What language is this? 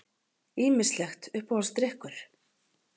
Icelandic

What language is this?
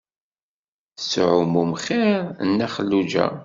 Kabyle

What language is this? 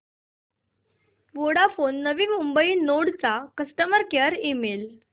Marathi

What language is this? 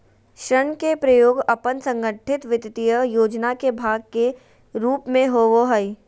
Magahi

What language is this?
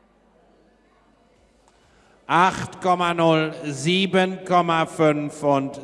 German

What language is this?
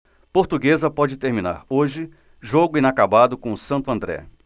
Portuguese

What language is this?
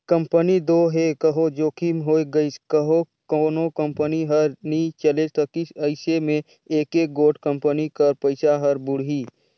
Chhattisgarhi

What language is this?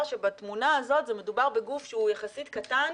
Hebrew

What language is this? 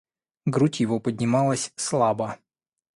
Russian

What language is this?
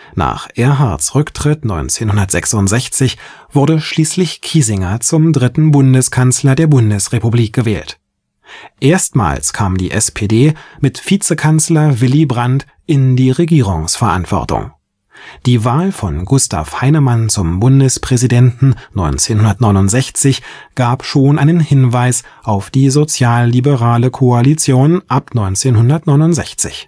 German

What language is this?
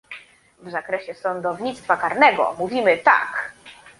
Polish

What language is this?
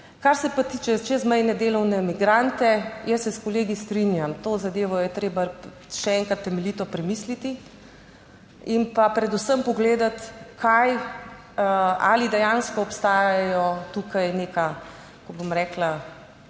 Slovenian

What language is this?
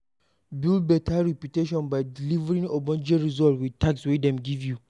Nigerian Pidgin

